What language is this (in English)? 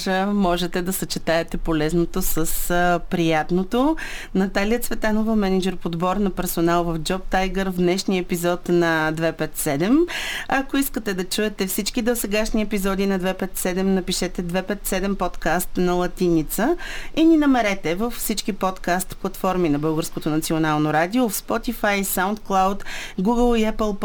Bulgarian